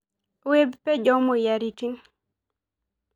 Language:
Masai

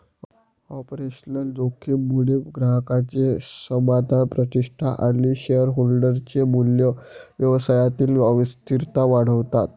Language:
Marathi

